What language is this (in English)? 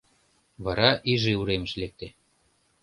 Mari